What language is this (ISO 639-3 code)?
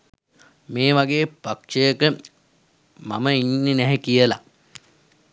sin